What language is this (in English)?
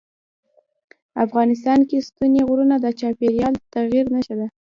Pashto